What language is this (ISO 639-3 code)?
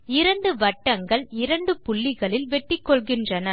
tam